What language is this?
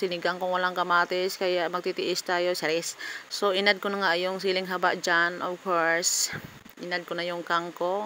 Filipino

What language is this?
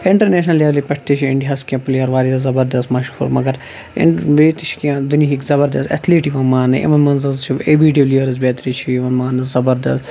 Kashmiri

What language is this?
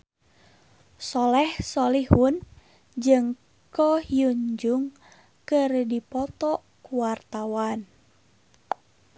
Sundanese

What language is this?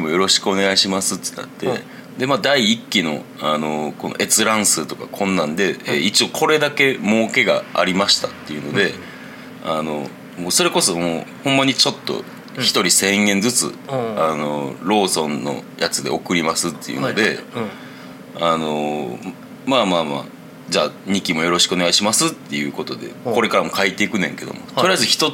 Japanese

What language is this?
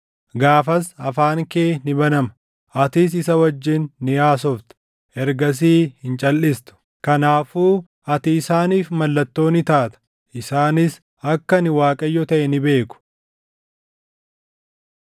Oromo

